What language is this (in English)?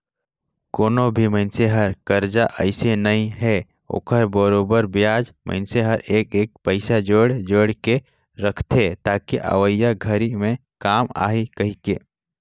Chhattisgarhi